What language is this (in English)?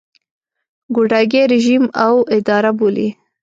Pashto